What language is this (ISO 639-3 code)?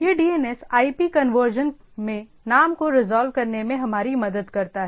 hin